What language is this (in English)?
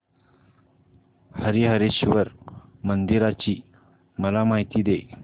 Marathi